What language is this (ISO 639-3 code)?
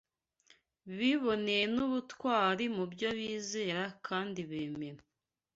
kin